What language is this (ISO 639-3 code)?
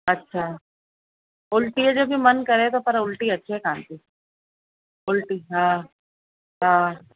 snd